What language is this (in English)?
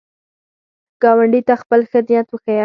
Pashto